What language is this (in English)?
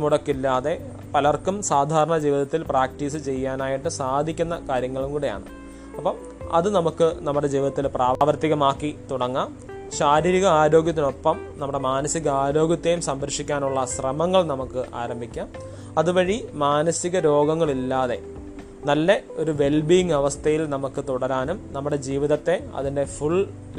Malayalam